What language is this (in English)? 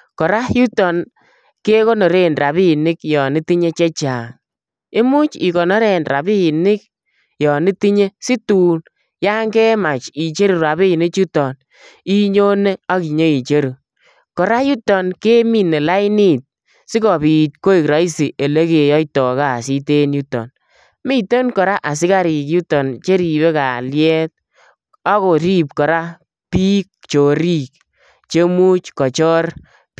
Kalenjin